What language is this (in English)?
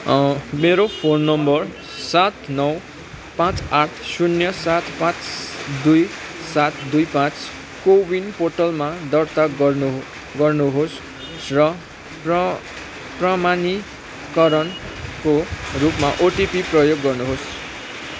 Nepali